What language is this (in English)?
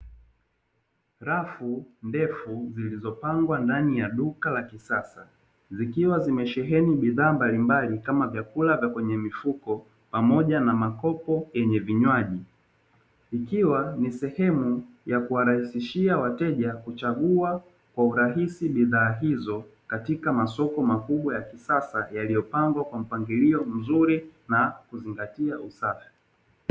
Swahili